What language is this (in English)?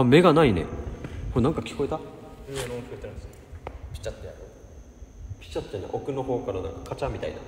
Japanese